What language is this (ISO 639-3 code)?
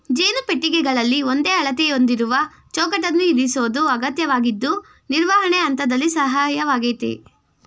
kan